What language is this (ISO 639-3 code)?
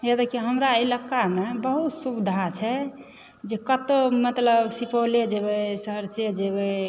mai